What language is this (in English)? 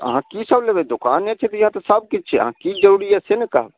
Maithili